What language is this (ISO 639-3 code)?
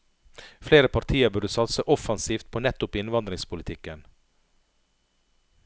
nor